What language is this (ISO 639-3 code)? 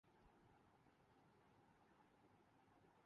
urd